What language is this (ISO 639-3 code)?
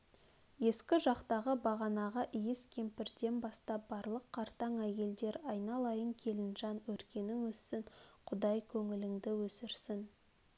kaz